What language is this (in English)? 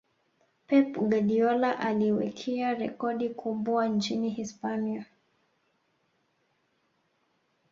Swahili